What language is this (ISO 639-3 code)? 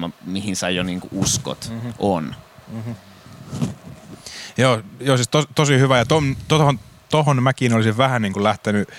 fin